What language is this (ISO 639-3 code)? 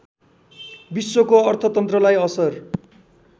nep